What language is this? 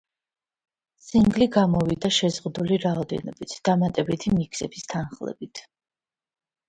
Georgian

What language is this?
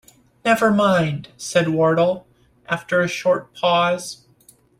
English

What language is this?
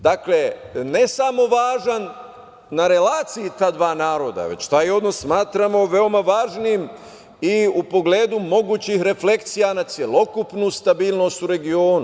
Serbian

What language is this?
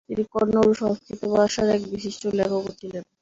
Bangla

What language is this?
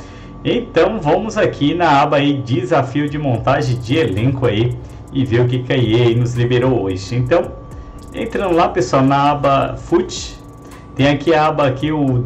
Portuguese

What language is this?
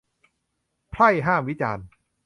Thai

